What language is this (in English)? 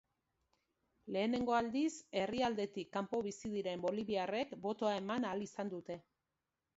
Basque